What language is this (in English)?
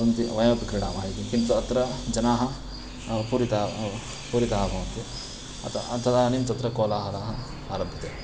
Sanskrit